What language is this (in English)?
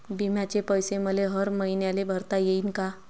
Marathi